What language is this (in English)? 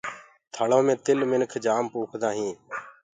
Gurgula